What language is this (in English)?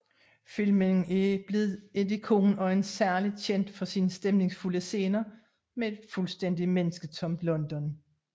Danish